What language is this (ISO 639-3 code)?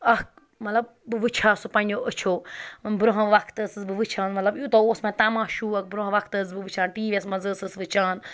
kas